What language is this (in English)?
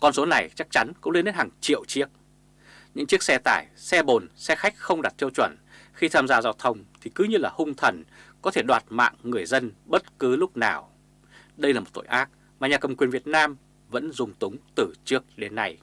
Vietnamese